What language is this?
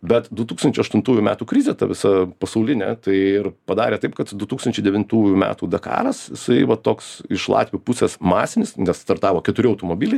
Lithuanian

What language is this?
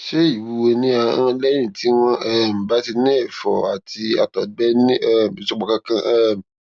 Yoruba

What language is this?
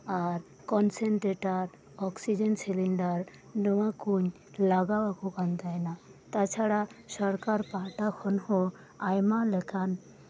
Santali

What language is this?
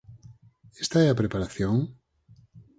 Galician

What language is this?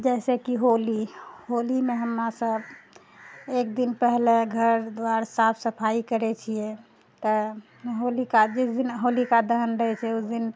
Maithili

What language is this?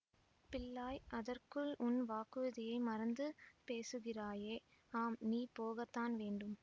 Tamil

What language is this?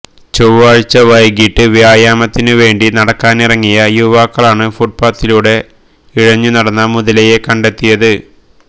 Malayalam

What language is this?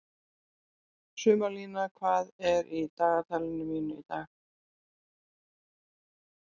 Icelandic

